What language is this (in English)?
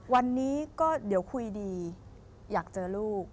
Thai